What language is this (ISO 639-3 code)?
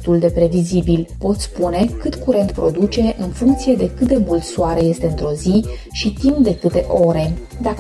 ron